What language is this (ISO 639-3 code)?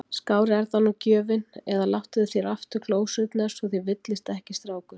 isl